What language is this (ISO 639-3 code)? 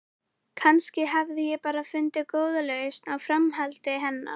isl